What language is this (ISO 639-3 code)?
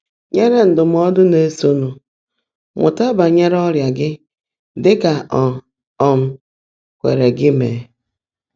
ibo